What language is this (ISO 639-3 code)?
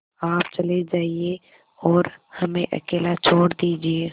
hin